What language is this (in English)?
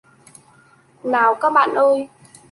Vietnamese